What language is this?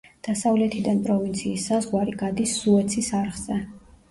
Georgian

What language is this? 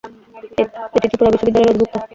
Bangla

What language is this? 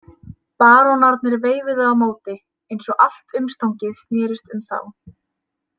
Icelandic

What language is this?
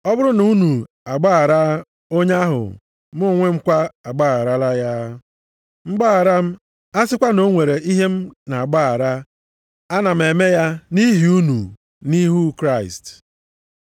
Igbo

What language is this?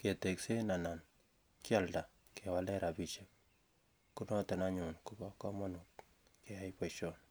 Kalenjin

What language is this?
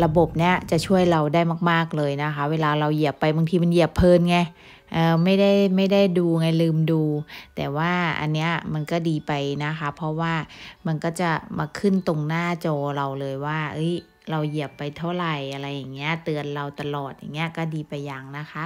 Thai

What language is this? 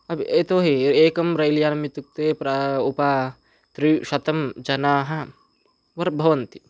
Sanskrit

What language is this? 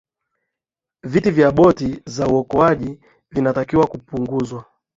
Swahili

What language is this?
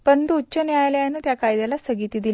Marathi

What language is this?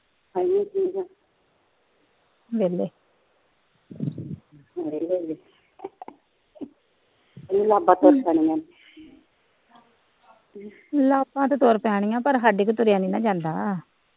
Punjabi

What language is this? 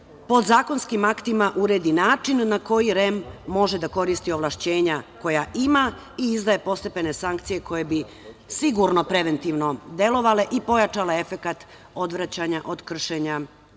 Serbian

